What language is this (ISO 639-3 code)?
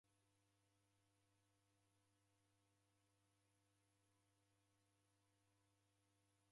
dav